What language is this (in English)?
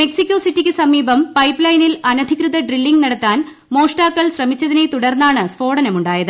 Malayalam